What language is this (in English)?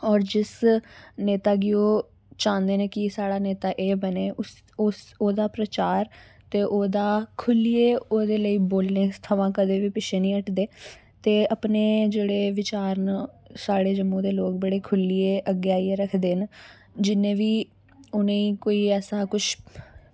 Dogri